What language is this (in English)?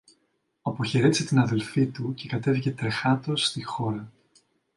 Greek